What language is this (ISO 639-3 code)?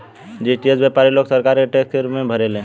bho